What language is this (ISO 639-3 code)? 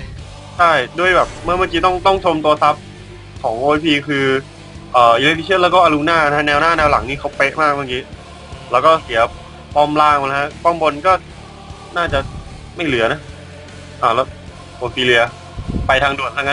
tha